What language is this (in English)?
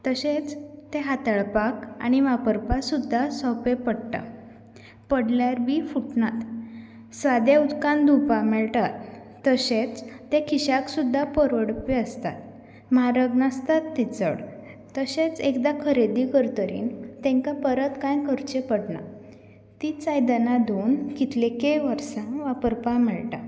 Konkani